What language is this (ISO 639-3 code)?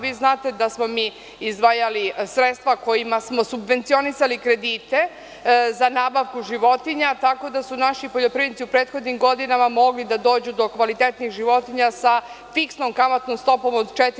srp